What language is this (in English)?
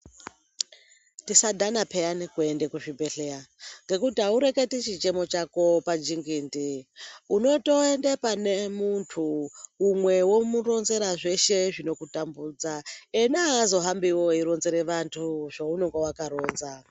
Ndau